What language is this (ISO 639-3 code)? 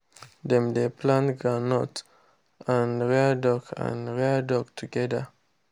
pcm